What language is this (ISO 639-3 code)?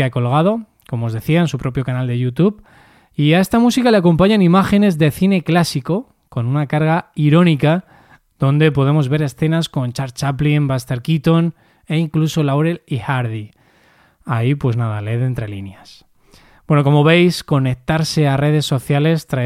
spa